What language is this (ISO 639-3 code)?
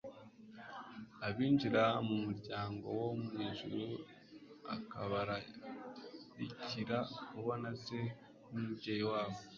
kin